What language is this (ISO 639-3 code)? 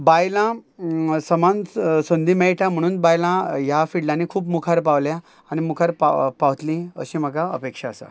kok